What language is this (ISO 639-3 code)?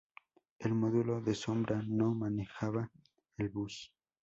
spa